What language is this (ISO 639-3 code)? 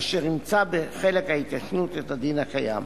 heb